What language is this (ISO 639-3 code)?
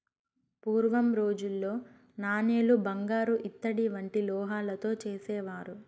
tel